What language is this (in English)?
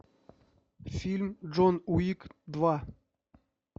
Russian